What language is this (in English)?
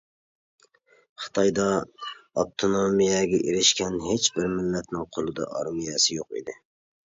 Uyghur